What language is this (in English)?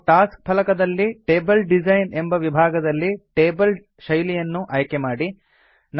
Kannada